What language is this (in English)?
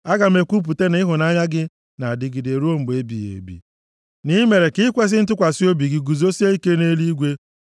Igbo